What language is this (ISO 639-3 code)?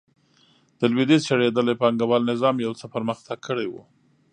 pus